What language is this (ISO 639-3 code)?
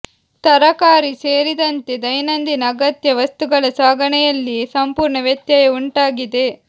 kan